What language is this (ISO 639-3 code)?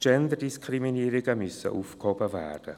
gsw